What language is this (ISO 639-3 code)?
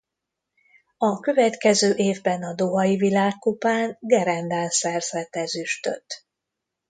hun